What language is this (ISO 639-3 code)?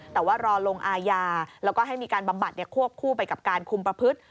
tha